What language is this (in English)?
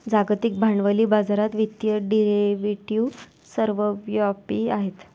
Marathi